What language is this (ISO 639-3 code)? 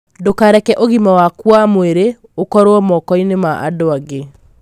kik